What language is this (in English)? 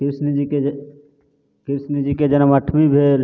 Maithili